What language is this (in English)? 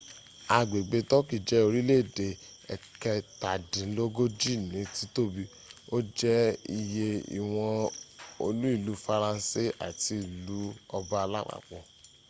Yoruba